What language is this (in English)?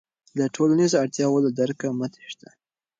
Pashto